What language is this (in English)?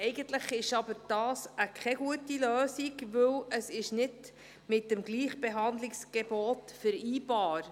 Swiss German